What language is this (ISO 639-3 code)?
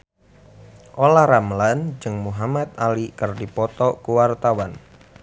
sun